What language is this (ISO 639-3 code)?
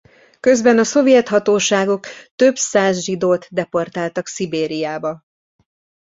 hun